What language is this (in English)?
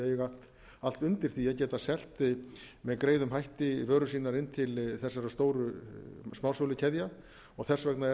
Icelandic